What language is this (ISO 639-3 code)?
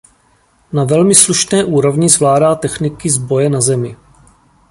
ces